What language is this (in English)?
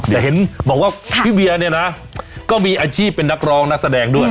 Thai